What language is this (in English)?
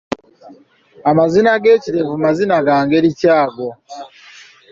Ganda